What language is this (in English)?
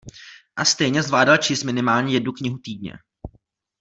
Czech